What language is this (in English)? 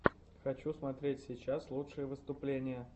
Russian